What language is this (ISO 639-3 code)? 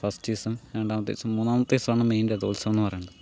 mal